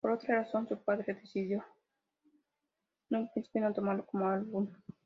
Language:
Spanish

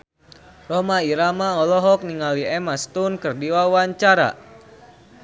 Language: Sundanese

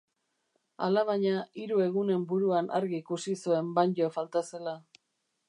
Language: Basque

